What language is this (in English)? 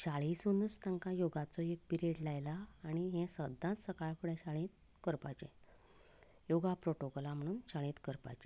Konkani